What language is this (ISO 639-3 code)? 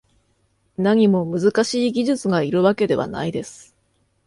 jpn